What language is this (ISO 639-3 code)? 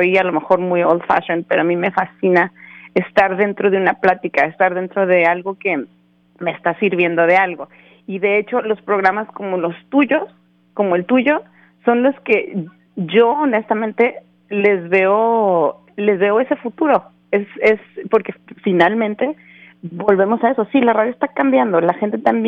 spa